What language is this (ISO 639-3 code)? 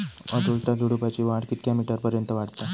mar